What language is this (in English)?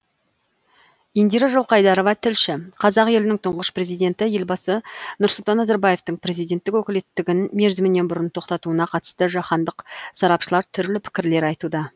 Kazakh